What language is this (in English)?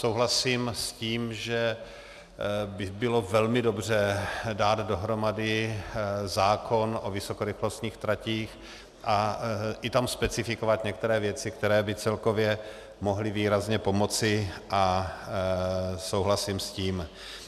Czech